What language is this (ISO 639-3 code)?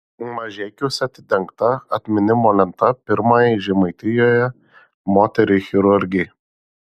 lit